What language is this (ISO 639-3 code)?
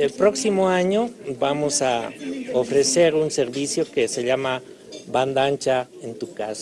spa